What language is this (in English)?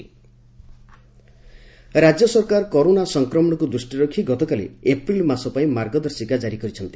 Odia